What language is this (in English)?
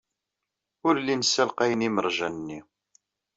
Kabyle